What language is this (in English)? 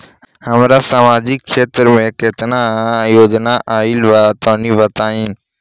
Bhojpuri